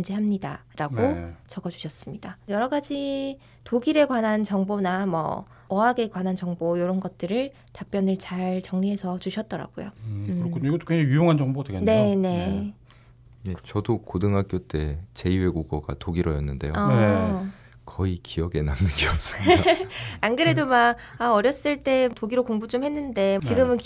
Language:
Korean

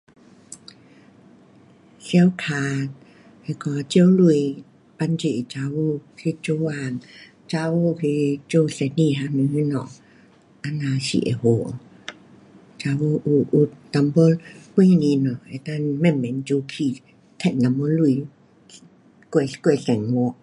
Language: Pu-Xian Chinese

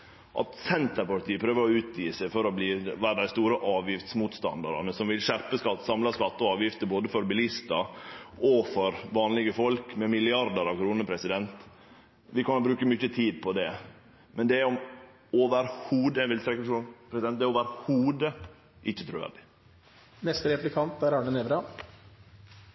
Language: Norwegian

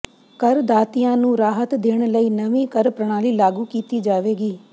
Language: Punjabi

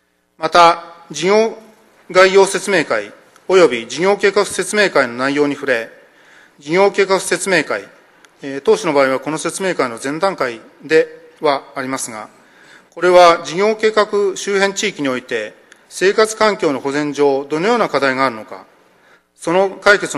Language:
Japanese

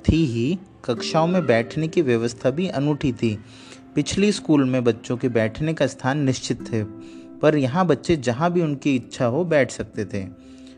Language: Hindi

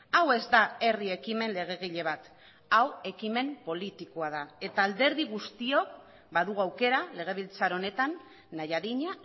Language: Basque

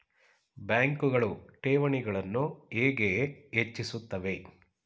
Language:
Kannada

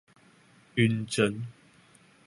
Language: Chinese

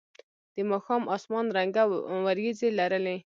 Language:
Pashto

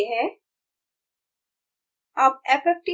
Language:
Hindi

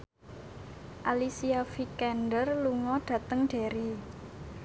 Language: Javanese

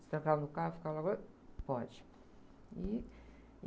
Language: Portuguese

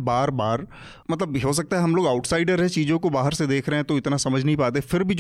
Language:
Hindi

